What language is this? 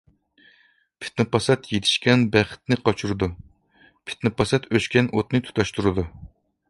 Uyghur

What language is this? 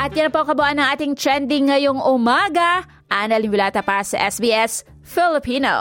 Filipino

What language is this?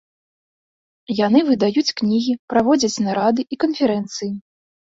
Belarusian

